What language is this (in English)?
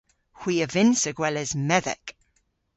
Cornish